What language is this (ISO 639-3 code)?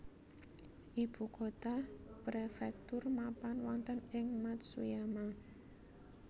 jav